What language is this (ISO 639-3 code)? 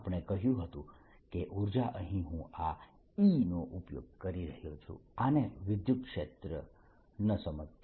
guj